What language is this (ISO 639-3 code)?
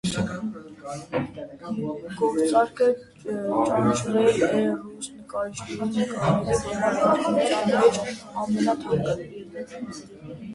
hye